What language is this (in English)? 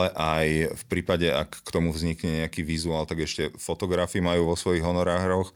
Slovak